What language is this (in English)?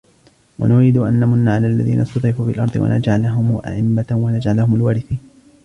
Arabic